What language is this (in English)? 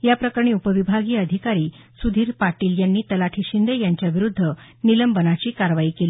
Marathi